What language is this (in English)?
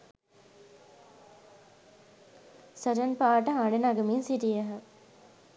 Sinhala